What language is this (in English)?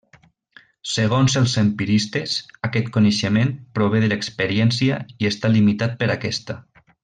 Catalan